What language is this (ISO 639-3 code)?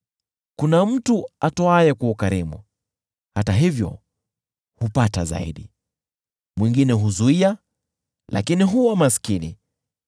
swa